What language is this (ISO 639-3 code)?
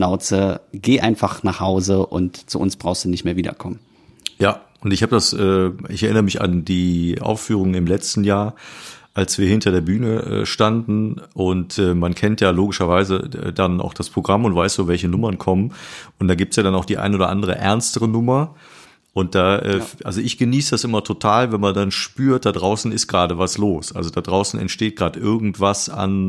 deu